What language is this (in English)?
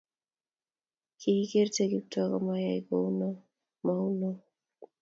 Kalenjin